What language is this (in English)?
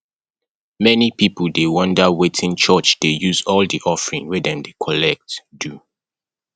Nigerian Pidgin